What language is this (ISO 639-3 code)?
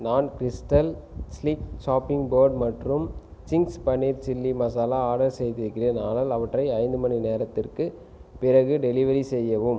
tam